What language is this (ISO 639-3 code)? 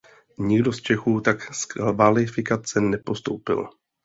ces